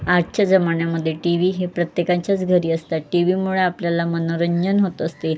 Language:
Marathi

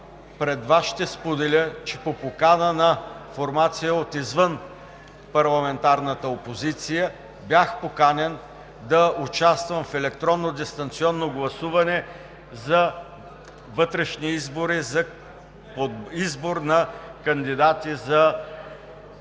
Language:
Bulgarian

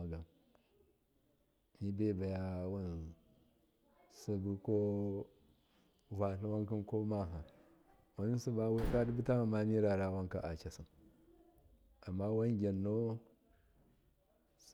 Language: Miya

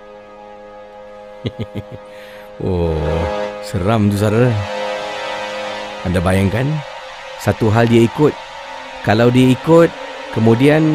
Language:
Malay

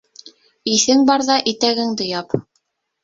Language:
Bashkir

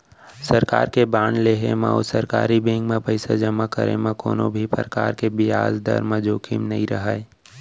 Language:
Chhattisgarhi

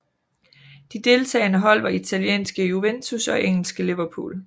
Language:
Danish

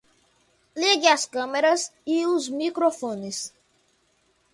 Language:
Portuguese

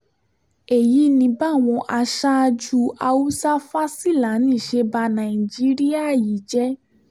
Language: Yoruba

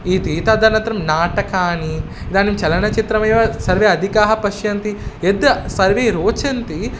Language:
Sanskrit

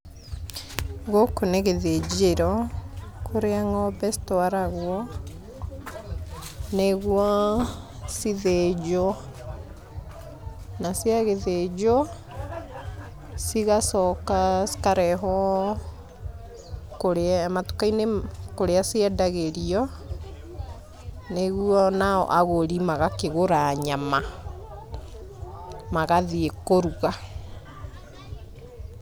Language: Kikuyu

